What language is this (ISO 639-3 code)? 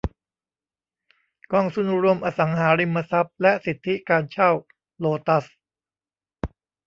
tha